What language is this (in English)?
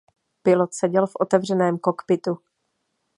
Czech